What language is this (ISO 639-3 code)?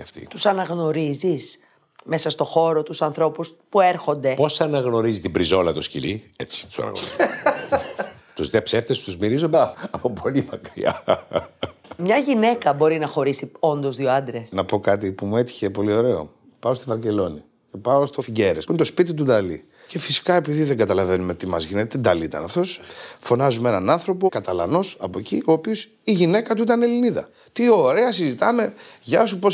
ell